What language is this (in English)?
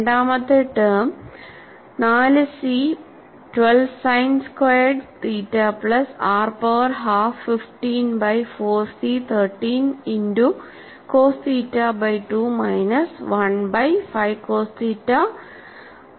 Malayalam